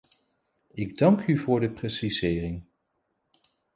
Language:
Dutch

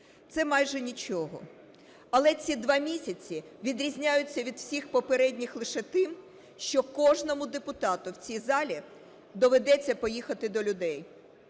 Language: Ukrainian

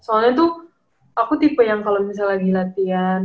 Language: Indonesian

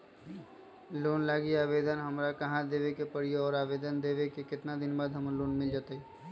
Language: Magahi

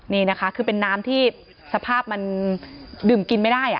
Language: Thai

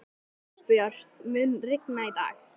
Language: Icelandic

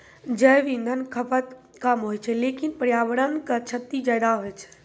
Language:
Maithili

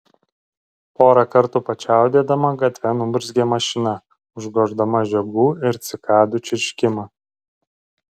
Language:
Lithuanian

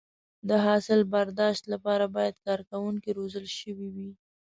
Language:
Pashto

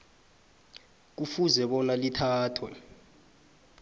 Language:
South Ndebele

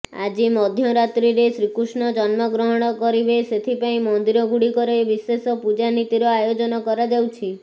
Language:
Odia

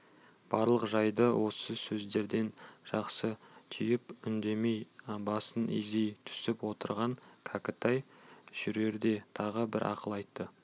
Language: Kazakh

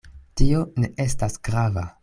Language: Esperanto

